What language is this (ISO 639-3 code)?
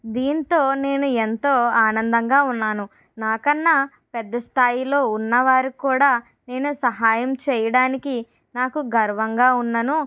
tel